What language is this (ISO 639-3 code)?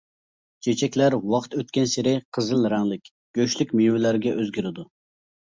uig